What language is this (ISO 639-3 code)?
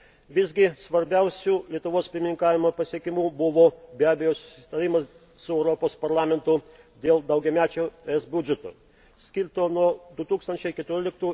lit